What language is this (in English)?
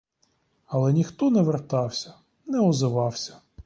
Ukrainian